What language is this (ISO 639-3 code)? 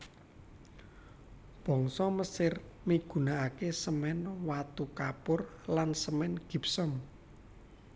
jav